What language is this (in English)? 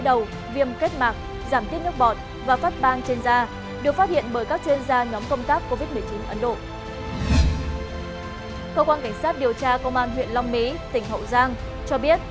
Vietnamese